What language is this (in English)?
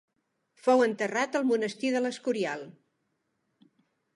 Catalan